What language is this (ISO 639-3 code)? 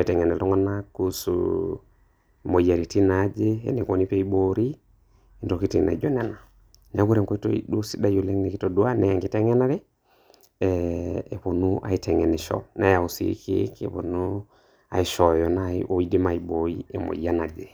mas